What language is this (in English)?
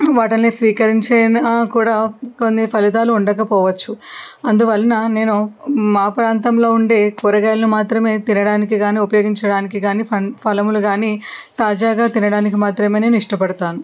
Telugu